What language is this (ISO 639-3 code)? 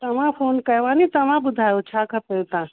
snd